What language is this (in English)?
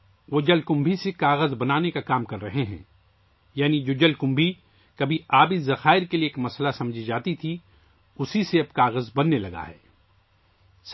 Urdu